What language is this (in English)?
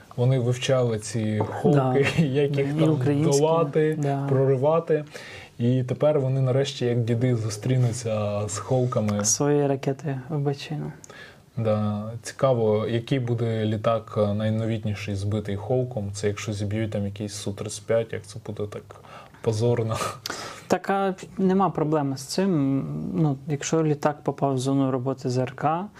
Ukrainian